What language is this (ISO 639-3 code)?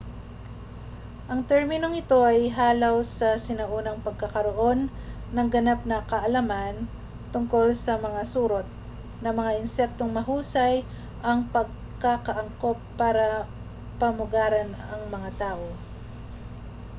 fil